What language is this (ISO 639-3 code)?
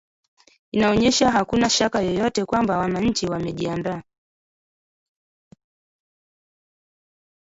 swa